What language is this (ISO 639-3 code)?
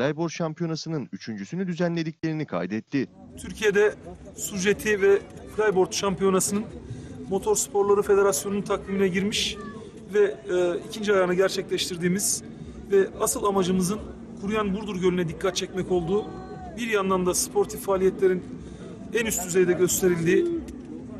tur